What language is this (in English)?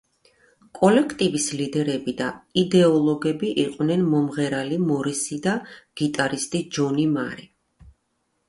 Georgian